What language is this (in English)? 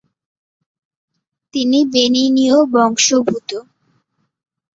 Bangla